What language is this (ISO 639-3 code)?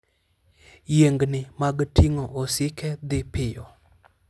luo